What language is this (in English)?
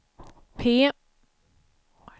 Swedish